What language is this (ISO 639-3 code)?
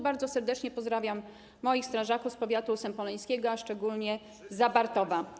pol